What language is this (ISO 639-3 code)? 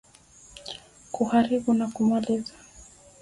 swa